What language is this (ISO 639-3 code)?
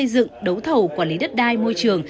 vie